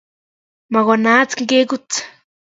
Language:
Kalenjin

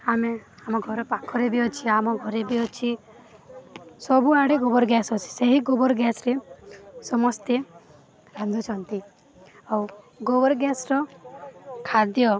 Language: Odia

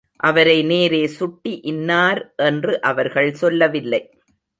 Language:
Tamil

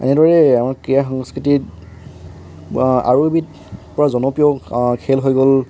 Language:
Assamese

